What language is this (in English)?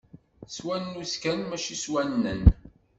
Kabyle